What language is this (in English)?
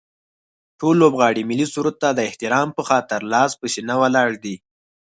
Pashto